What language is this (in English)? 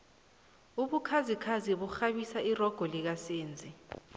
South Ndebele